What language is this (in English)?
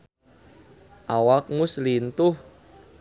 Sundanese